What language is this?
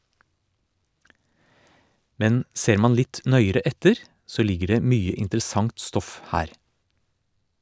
Norwegian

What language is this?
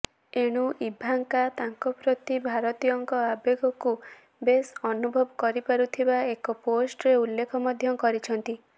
Odia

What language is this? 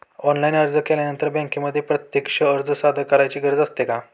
Marathi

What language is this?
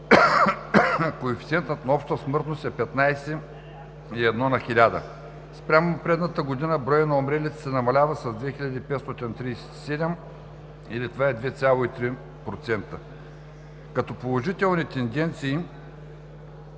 Bulgarian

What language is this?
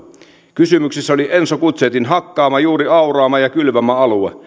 Finnish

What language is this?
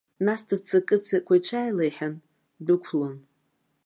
Abkhazian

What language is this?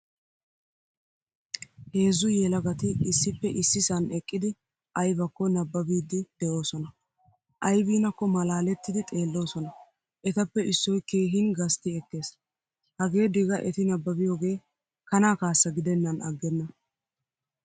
Wolaytta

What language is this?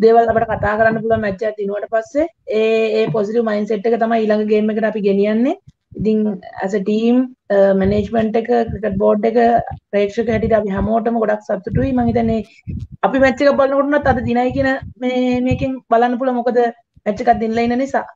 Hindi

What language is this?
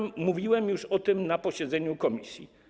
Polish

